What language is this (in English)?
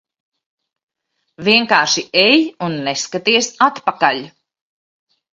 Latvian